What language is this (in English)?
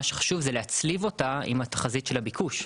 Hebrew